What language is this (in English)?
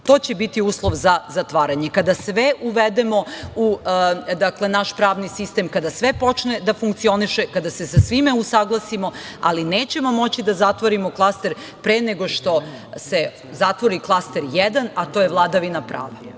Serbian